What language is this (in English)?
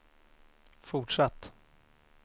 Swedish